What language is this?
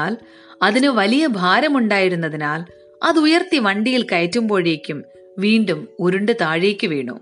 Malayalam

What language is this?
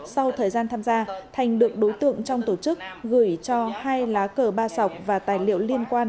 Vietnamese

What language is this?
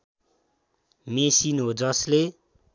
Nepali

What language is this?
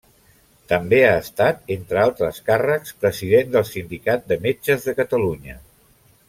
Catalan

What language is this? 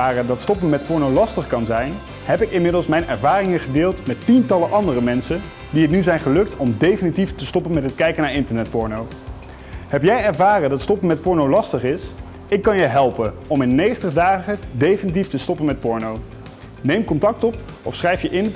Dutch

